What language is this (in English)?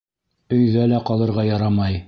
Bashkir